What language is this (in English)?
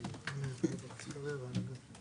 Hebrew